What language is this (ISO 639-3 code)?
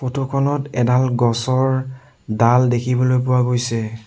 asm